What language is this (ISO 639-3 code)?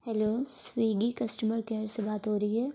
urd